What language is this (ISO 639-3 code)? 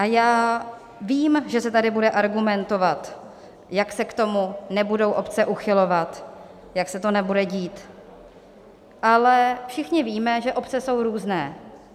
ces